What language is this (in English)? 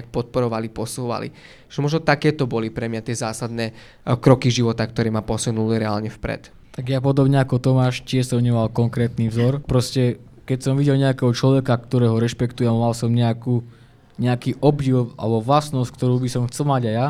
Slovak